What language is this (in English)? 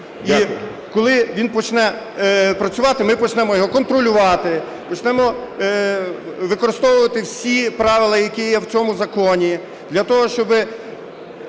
Ukrainian